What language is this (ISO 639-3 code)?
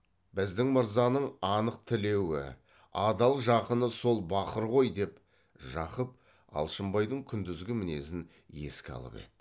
kaz